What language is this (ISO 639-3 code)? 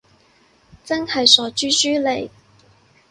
yue